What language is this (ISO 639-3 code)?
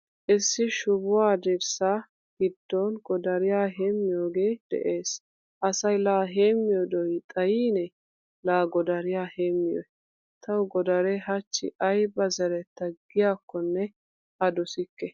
wal